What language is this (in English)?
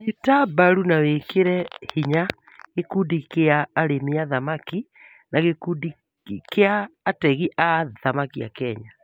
Kikuyu